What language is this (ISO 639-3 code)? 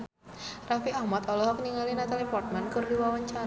sun